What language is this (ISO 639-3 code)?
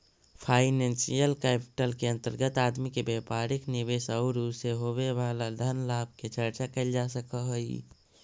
mag